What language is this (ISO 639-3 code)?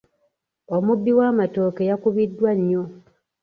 lug